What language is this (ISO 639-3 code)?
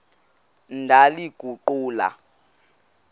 xho